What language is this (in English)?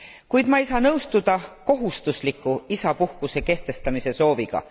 Estonian